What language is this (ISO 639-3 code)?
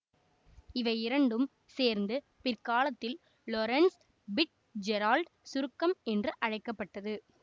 tam